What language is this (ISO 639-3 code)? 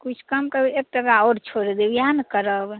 mai